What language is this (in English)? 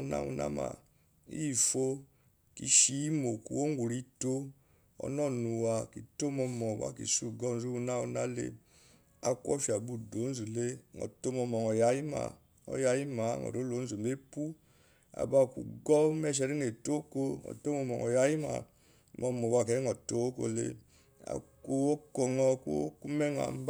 Eloyi